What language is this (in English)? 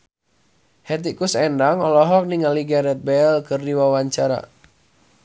Sundanese